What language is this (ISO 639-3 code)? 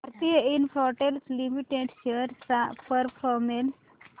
mar